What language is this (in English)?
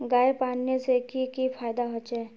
Magahi